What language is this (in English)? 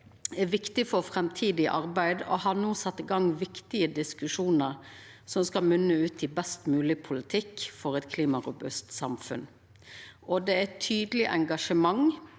Norwegian